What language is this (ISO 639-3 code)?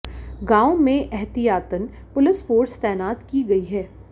hin